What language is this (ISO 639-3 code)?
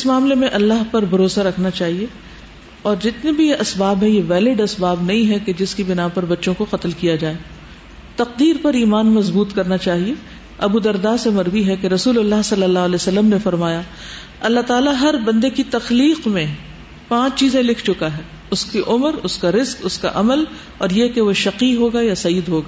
urd